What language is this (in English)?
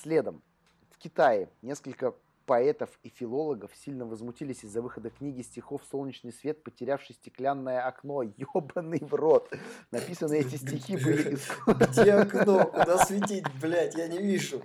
Russian